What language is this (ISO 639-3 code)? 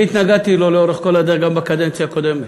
heb